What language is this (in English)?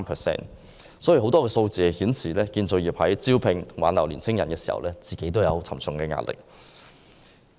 Cantonese